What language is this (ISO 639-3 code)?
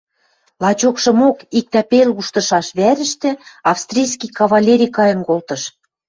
mrj